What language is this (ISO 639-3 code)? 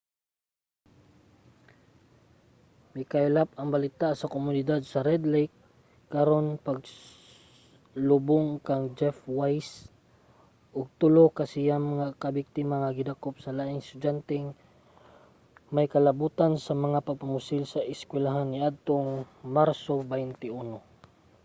ceb